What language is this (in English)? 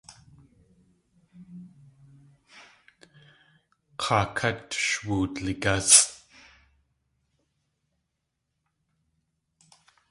Tlingit